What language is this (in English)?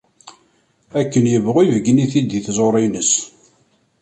Kabyle